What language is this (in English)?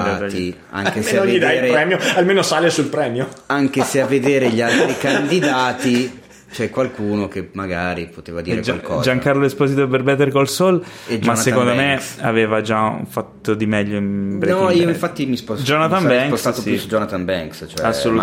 Italian